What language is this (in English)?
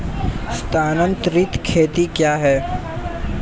Hindi